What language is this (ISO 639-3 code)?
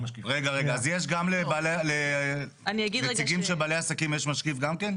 heb